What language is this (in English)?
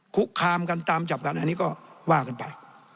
Thai